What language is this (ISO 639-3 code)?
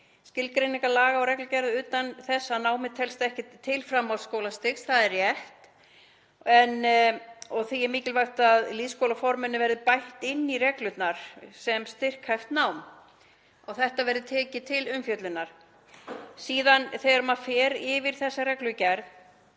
isl